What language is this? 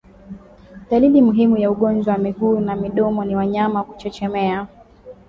Swahili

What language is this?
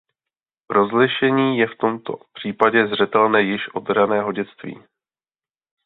Czech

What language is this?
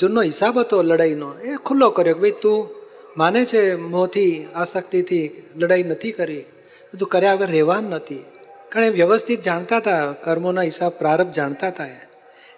Gujarati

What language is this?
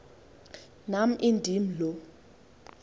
Xhosa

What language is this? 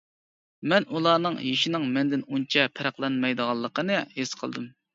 Uyghur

